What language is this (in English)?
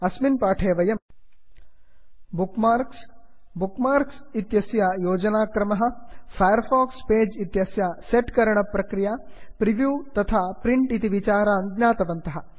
Sanskrit